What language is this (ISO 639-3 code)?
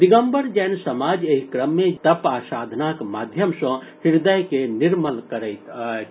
mai